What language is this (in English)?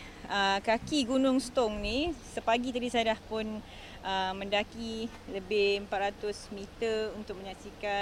Malay